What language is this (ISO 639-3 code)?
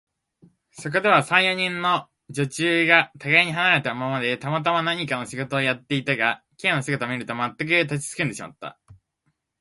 jpn